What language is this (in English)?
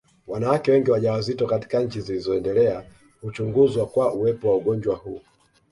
Swahili